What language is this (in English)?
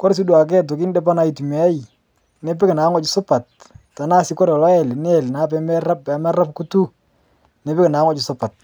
Masai